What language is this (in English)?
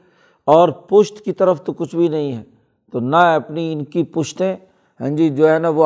Urdu